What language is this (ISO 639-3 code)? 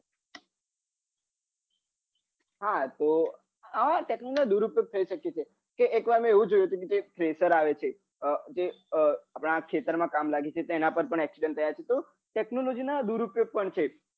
guj